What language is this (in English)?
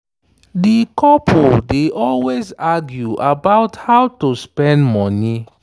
Nigerian Pidgin